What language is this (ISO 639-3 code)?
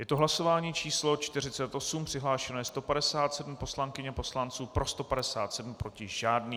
ces